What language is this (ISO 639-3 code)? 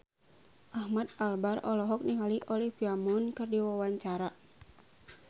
sun